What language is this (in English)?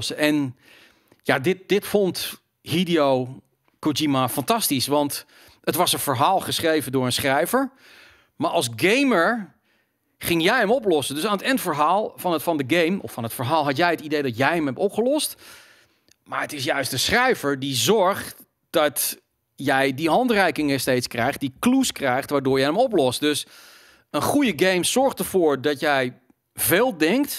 Dutch